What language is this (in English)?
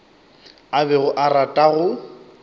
Northern Sotho